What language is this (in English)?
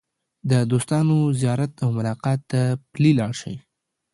Pashto